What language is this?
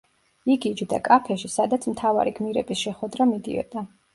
Georgian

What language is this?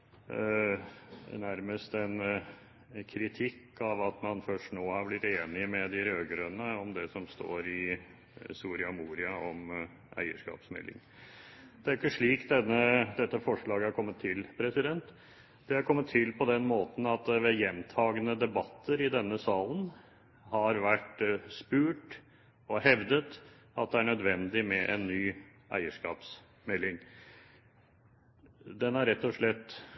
Norwegian Bokmål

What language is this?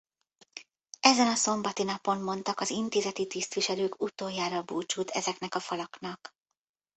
Hungarian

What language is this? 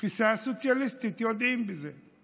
Hebrew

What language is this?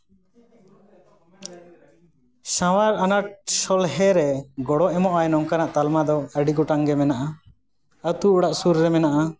Santali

